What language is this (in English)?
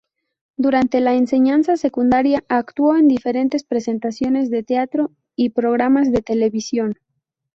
Spanish